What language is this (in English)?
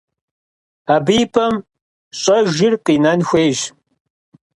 Kabardian